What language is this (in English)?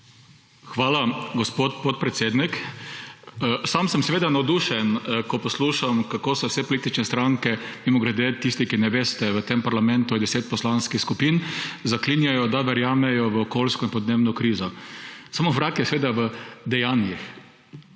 Slovenian